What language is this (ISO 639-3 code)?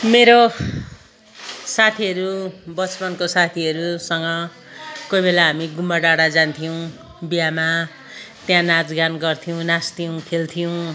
nep